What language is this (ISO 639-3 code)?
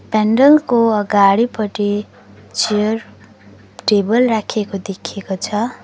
nep